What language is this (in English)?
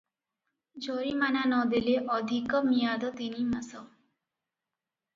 Odia